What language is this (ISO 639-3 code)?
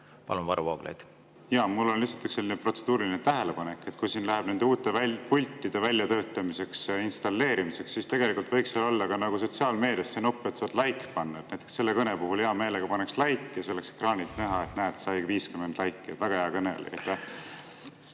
est